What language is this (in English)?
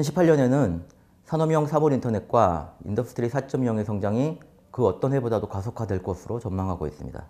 Korean